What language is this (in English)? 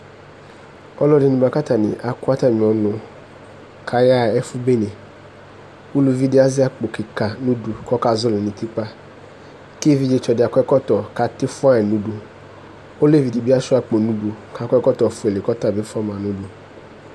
Ikposo